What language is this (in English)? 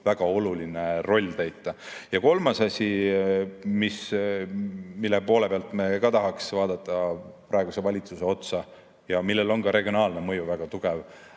Estonian